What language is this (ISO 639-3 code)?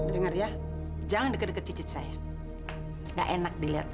ind